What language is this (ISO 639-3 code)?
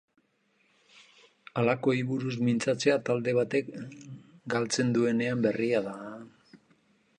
eus